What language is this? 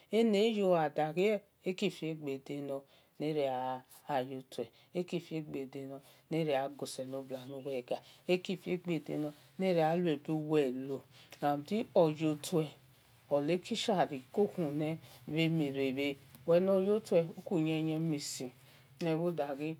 Esan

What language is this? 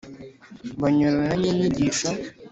Kinyarwanda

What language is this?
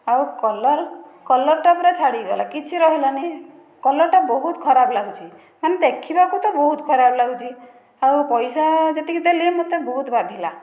Odia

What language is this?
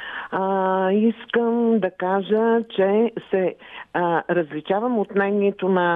Bulgarian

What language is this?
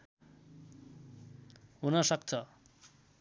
Nepali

